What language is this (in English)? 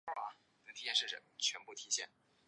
Chinese